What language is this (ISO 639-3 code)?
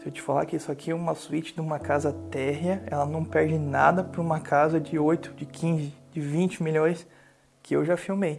por